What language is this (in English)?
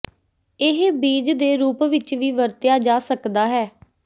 Punjabi